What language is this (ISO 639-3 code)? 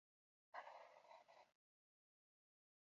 eus